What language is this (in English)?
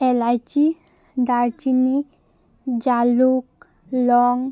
Assamese